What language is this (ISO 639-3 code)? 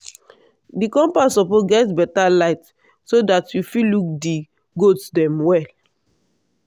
pcm